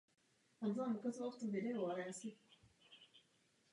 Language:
Czech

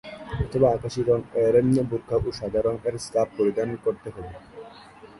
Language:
Bangla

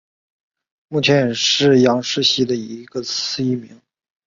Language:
Chinese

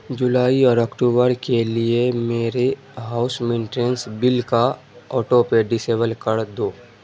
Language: Urdu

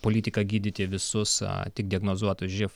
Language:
Lithuanian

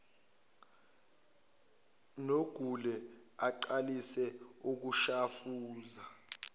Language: Zulu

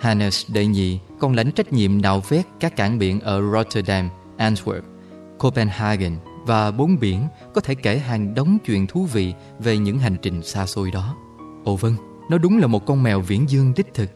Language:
Vietnamese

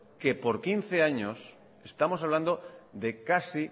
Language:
Spanish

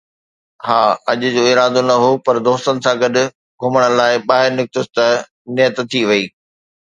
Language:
Sindhi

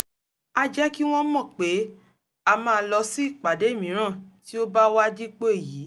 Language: Yoruba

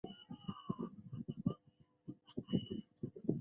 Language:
Chinese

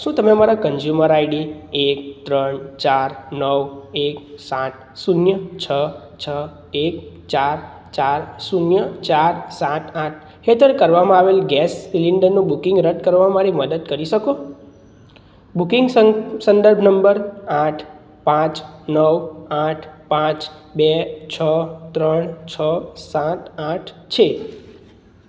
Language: Gujarati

